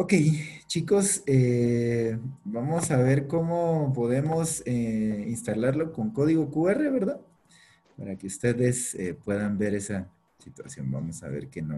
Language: Spanish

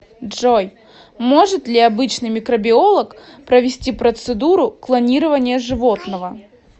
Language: Russian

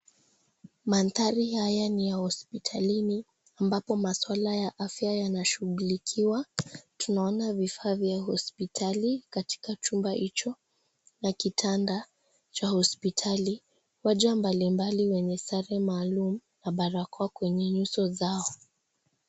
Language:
Swahili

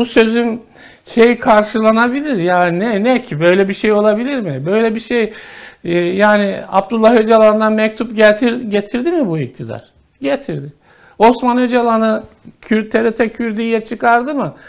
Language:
Turkish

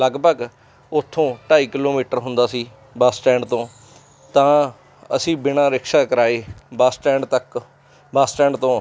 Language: Punjabi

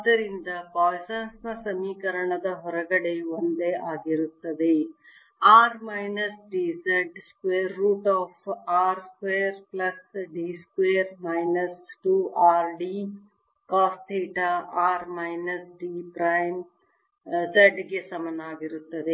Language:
Kannada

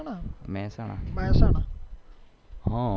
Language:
Gujarati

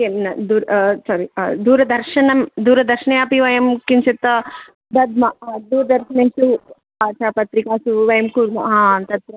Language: Sanskrit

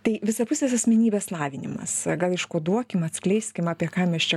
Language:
Lithuanian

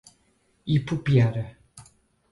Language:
Portuguese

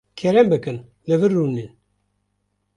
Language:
Kurdish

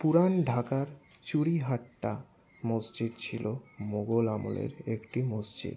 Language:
Bangla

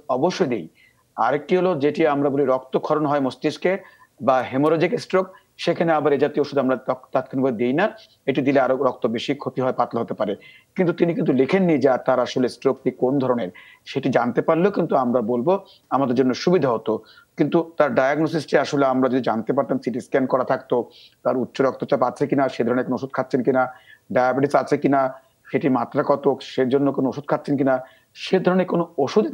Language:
Bangla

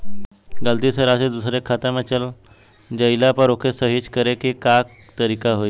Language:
Bhojpuri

